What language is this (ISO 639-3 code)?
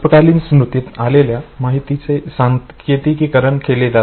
mar